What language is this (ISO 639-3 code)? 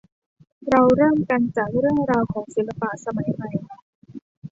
tha